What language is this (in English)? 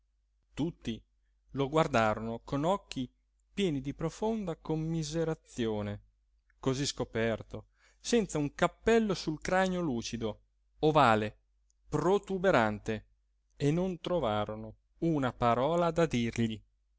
Italian